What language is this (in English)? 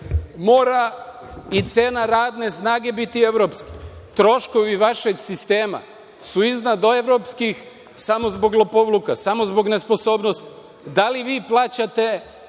Serbian